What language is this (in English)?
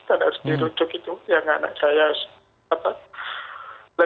Indonesian